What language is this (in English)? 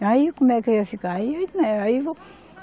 Portuguese